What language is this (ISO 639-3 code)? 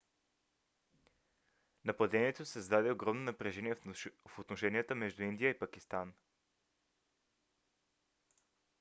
bul